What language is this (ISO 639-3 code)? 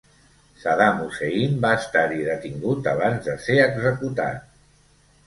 cat